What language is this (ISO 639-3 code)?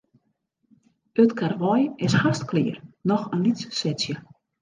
fry